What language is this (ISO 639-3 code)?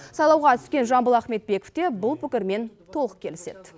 kaz